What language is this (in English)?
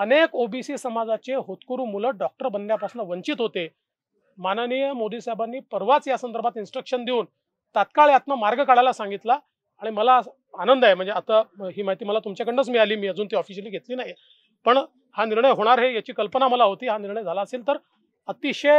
Hindi